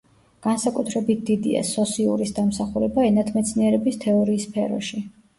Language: Georgian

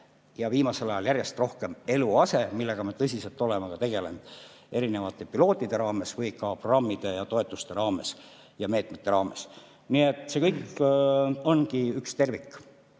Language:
Estonian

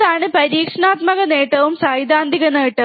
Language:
Malayalam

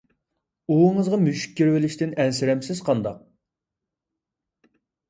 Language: Uyghur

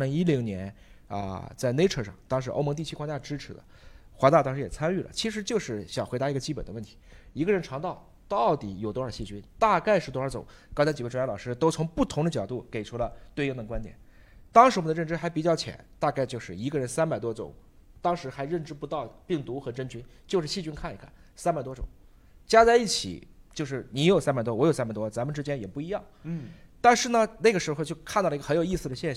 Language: Chinese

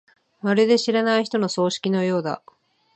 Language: Japanese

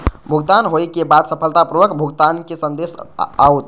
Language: Maithili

